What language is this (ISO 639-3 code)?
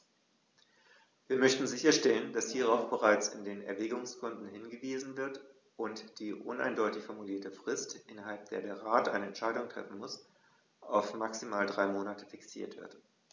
deu